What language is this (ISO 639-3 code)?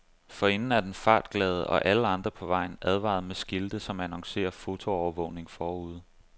dan